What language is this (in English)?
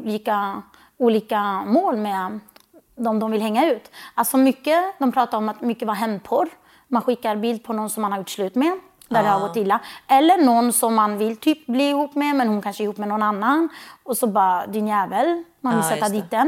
Swedish